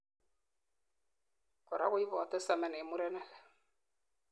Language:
Kalenjin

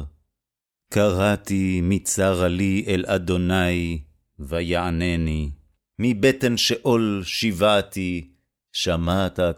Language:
Hebrew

